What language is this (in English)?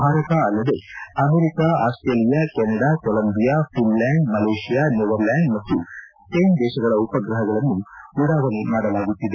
Kannada